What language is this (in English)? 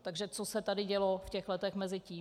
Czech